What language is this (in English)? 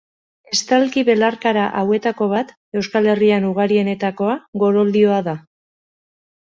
Basque